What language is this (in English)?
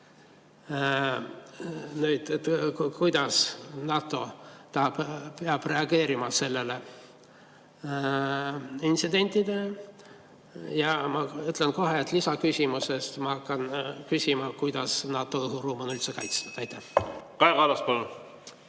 Estonian